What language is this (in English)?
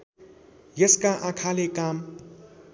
Nepali